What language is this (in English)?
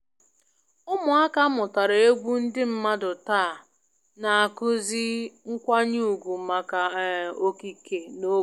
Igbo